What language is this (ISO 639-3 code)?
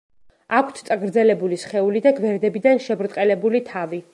kat